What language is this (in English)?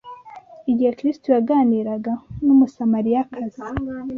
Kinyarwanda